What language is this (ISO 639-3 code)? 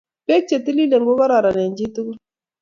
kln